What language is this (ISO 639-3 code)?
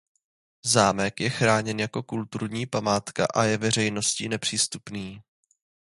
ces